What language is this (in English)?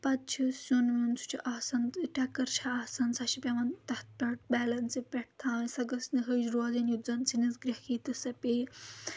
Kashmiri